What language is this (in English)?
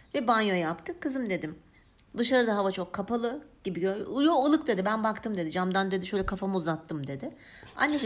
Turkish